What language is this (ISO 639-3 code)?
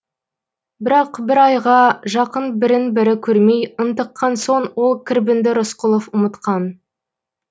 kaz